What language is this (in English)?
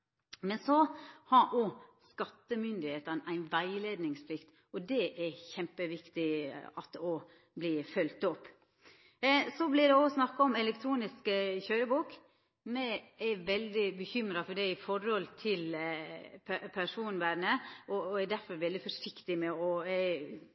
Norwegian Nynorsk